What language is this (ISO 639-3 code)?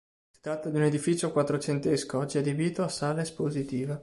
ita